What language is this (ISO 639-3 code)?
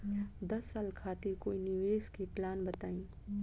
bho